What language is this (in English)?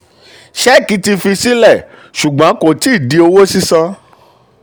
Yoruba